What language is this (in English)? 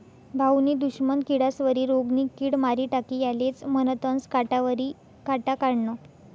Marathi